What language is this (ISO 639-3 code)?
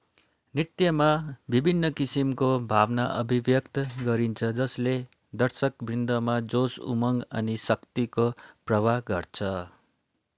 nep